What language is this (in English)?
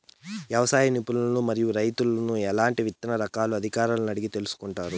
Telugu